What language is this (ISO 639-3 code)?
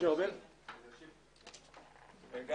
heb